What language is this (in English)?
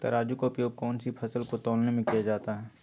Magahi